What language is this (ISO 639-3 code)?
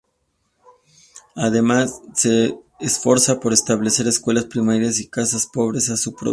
spa